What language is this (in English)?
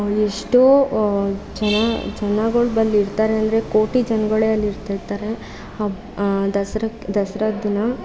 Kannada